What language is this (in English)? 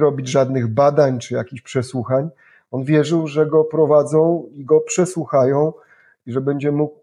Polish